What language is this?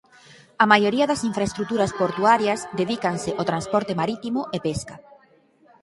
Galician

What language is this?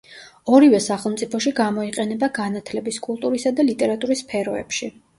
Georgian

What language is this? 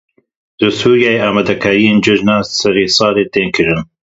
Kurdish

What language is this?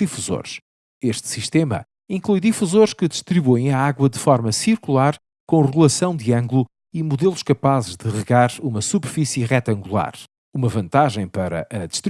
Portuguese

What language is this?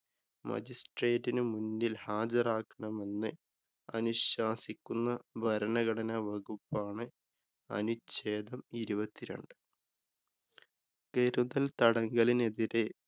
Malayalam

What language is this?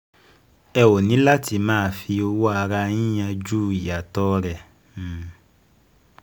Yoruba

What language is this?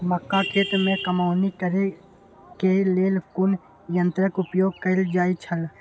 Maithili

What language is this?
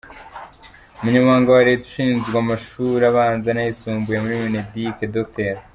Kinyarwanda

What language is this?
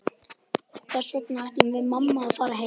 Icelandic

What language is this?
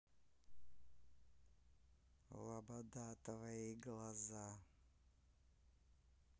Russian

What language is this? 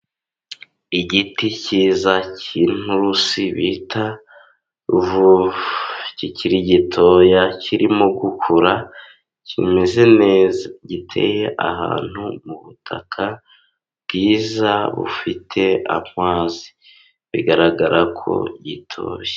Kinyarwanda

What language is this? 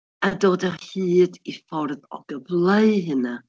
Welsh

